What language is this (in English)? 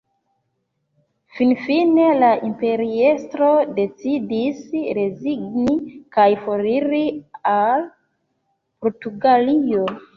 Esperanto